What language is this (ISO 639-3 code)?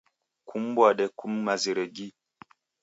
dav